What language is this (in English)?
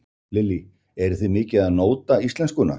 Icelandic